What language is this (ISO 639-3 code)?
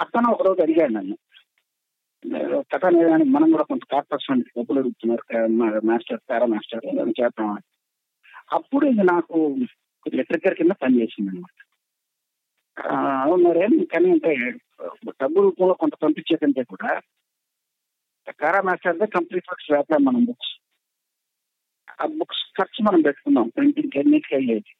tel